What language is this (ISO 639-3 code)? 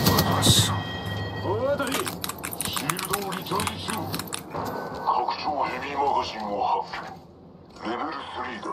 jpn